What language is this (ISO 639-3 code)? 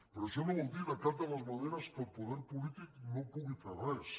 cat